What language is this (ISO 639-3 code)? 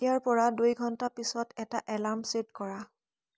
asm